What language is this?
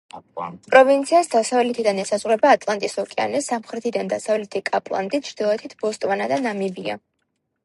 Georgian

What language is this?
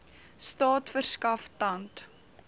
Afrikaans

